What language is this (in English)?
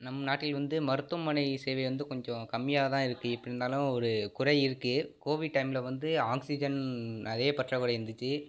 Tamil